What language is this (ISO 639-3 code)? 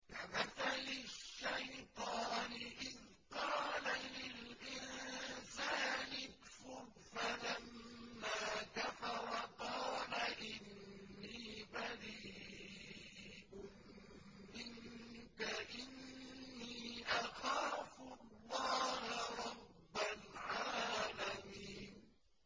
ara